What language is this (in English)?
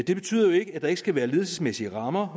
Danish